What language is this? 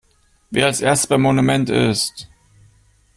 German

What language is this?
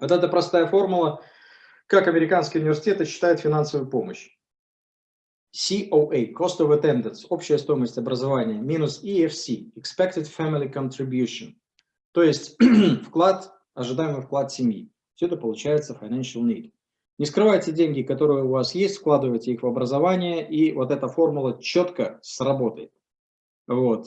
Russian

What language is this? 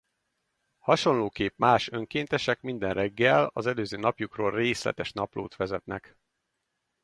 Hungarian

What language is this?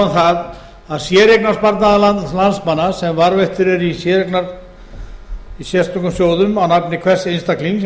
Icelandic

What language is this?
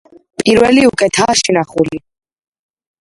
Georgian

